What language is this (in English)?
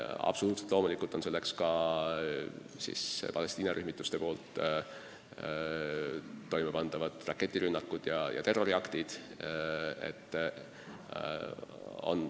Estonian